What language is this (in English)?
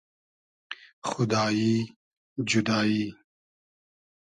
Hazaragi